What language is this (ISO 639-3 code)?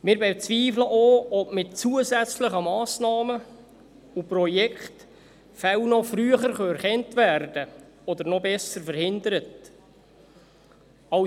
gsw